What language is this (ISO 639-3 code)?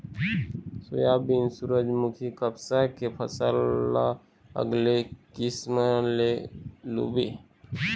hne